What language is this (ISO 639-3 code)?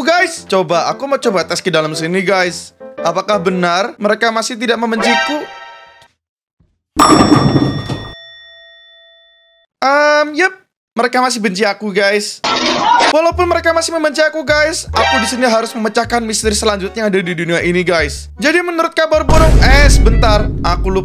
ind